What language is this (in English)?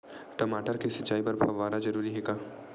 Chhattisgarhi